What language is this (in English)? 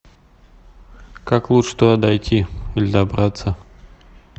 Russian